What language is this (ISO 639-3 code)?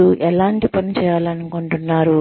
tel